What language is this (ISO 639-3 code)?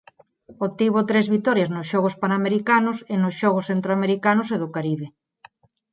glg